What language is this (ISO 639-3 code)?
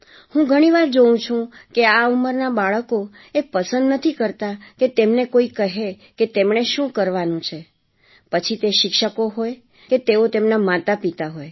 guj